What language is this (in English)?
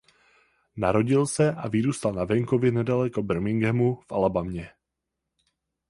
Czech